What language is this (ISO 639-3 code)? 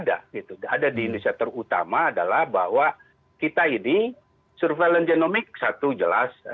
ind